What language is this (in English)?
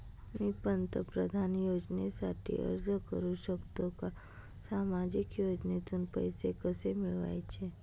Marathi